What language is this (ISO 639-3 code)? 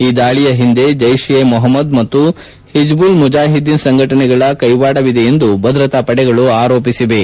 kan